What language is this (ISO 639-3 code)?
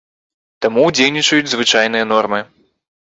bel